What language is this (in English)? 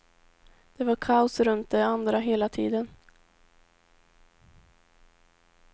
Swedish